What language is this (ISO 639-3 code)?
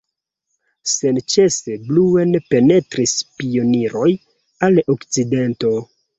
epo